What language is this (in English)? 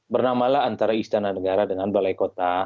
Indonesian